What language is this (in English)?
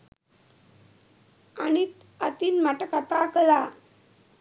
Sinhala